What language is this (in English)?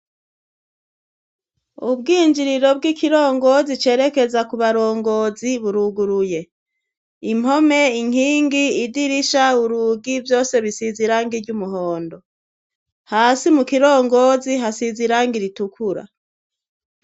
Rundi